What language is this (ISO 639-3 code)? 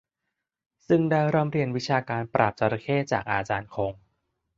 tha